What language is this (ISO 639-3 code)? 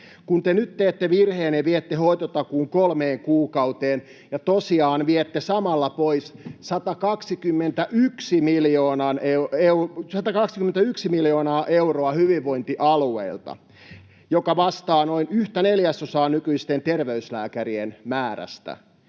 fin